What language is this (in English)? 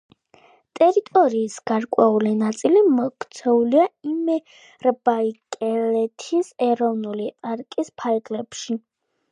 Georgian